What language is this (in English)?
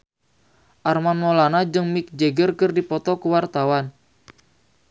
Sundanese